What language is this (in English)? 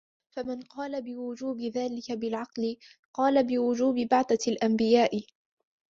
Arabic